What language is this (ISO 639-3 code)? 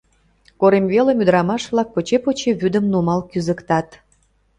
chm